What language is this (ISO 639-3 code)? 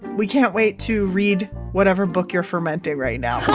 eng